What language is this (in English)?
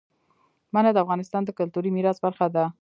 Pashto